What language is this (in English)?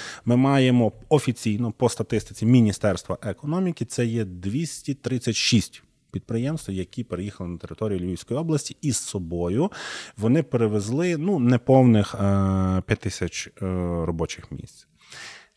Ukrainian